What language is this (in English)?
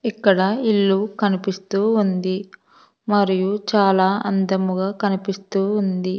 Telugu